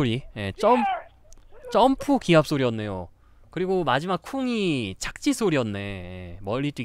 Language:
Korean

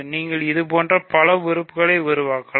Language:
Tamil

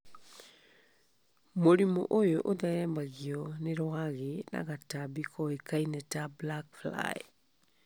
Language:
Kikuyu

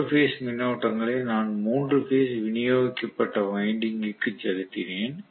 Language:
Tamil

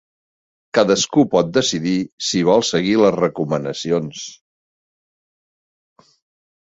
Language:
Catalan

